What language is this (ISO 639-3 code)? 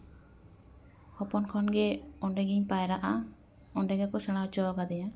sat